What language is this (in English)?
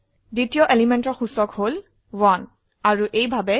Assamese